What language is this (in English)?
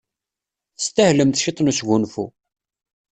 Kabyle